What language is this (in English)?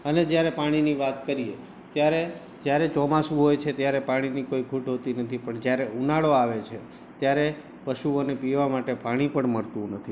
Gujarati